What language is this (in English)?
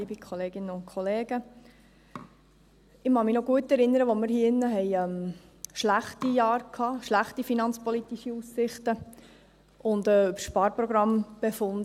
Swiss German